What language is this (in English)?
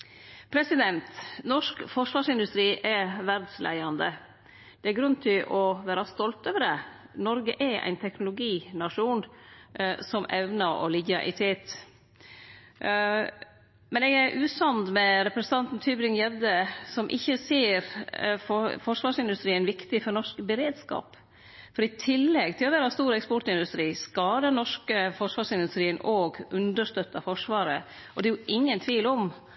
Norwegian Nynorsk